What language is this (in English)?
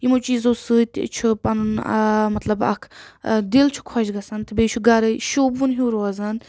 Kashmiri